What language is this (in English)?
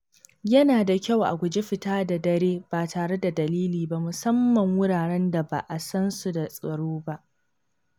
Hausa